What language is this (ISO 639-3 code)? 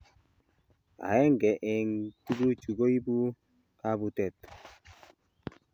kln